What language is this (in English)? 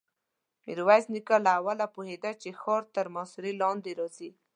Pashto